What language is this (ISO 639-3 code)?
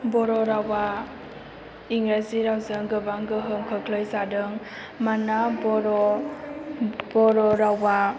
brx